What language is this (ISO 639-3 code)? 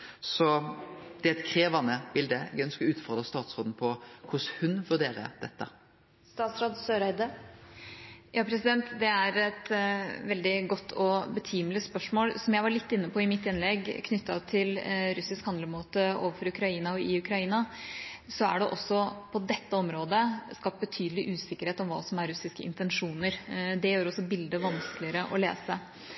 nor